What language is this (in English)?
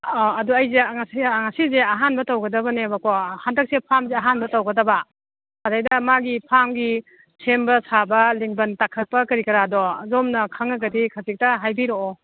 Manipuri